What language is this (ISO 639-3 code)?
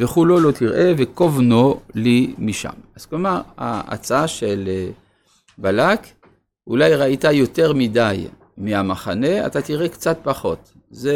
heb